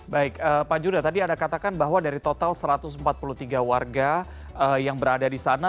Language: Indonesian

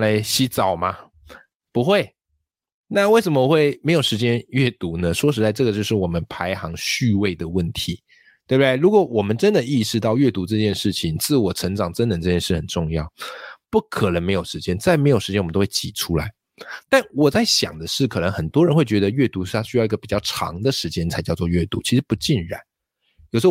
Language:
Chinese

